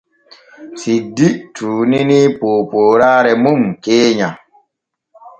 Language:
Borgu Fulfulde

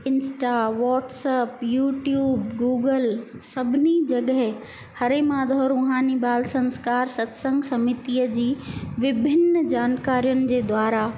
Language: Sindhi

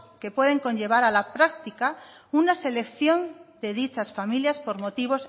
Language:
Spanish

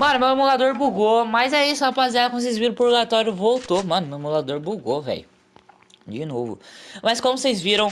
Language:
Portuguese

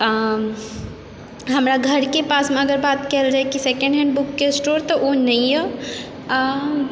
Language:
Maithili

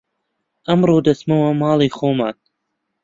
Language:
Central Kurdish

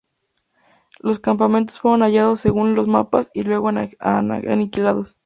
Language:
Spanish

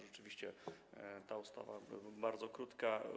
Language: Polish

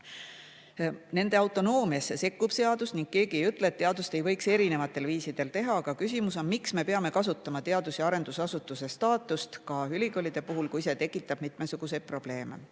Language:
Estonian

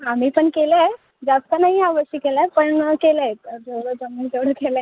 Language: Marathi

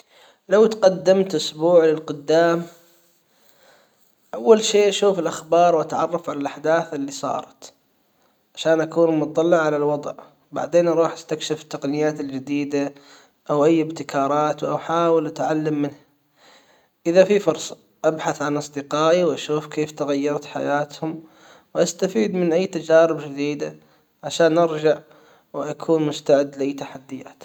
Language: Hijazi Arabic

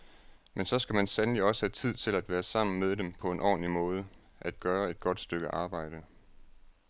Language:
Danish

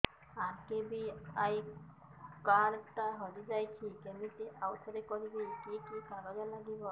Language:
Odia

